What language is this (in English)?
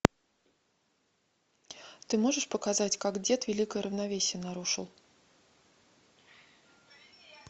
Russian